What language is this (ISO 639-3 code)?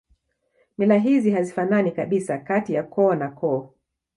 swa